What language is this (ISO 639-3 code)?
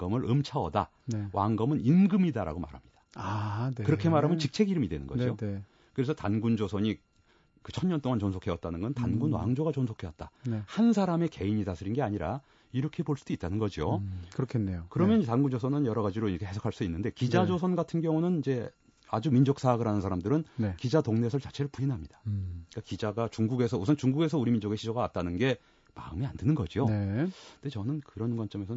kor